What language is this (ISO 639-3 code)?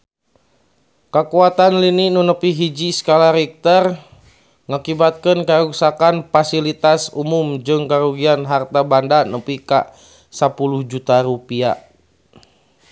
sun